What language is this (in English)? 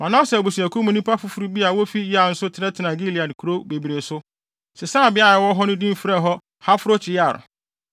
Akan